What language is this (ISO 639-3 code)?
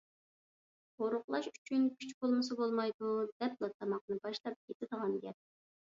uig